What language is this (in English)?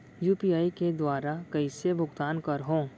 Chhattisgarhi